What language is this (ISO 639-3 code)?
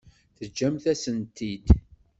kab